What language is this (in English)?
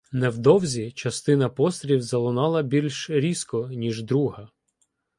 Ukrainian